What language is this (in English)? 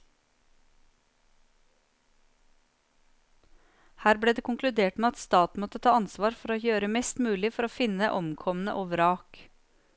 Norwegian